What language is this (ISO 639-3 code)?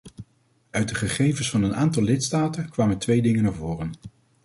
nld